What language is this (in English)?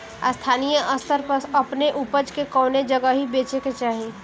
Bhojpuri